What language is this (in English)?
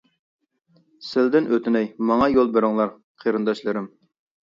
Uyghur